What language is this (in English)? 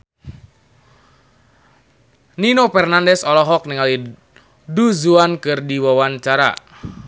Sundanese